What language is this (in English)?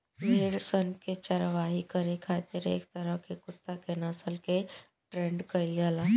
Bhojpuri